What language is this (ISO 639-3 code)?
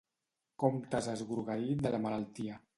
cat